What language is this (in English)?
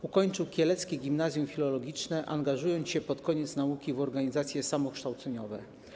Polish